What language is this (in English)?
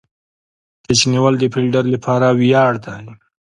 Pashto